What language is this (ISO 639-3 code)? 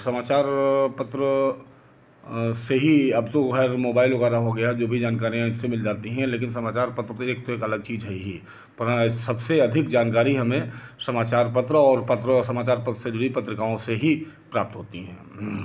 hin